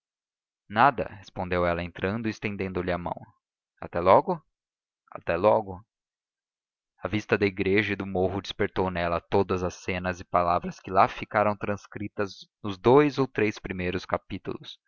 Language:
Portuguese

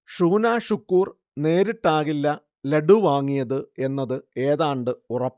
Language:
Malayalam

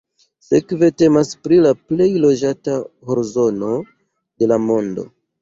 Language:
Esperanto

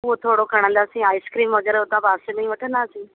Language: Sindhi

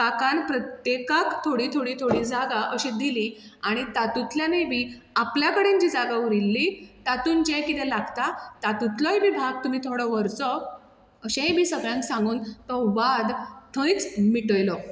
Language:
Konkani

